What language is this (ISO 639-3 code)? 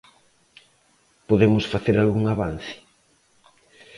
glg